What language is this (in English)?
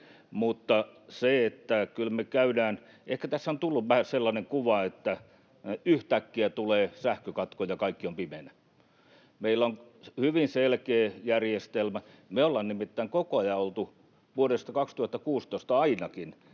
Finnish